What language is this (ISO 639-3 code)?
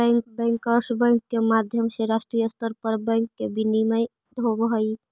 mag